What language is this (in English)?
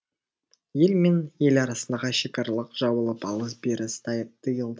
Kazakh